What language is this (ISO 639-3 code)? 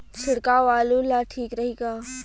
bho